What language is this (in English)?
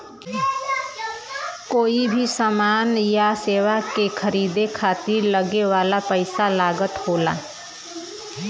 Bhojpuri